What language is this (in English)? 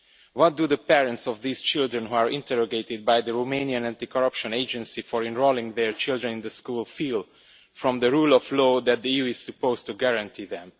English